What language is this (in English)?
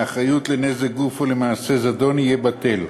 Hebrew